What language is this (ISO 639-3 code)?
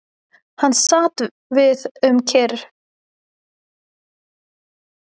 isl